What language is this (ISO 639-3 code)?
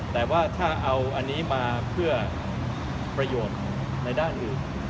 tha